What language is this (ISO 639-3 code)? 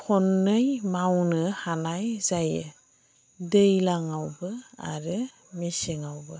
brx